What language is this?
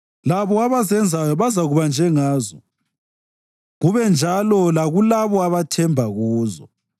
North Ndebele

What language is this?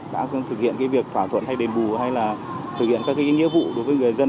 Vietnamese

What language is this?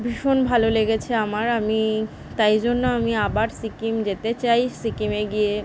Bangla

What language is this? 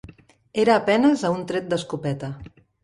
Catalan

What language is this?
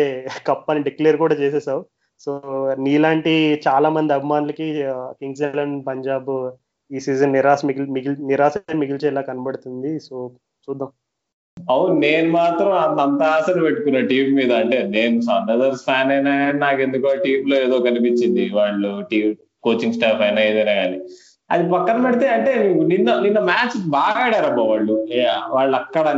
Telugu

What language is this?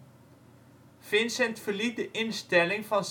Dutch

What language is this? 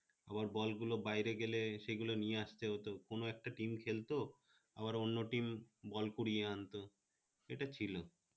Bangla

